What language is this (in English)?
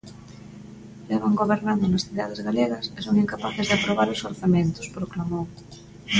Galician